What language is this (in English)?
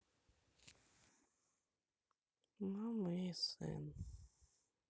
Russian